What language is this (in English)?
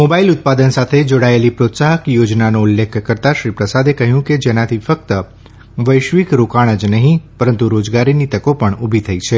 Gujarati